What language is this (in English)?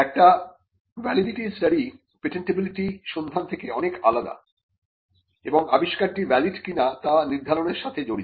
Bangla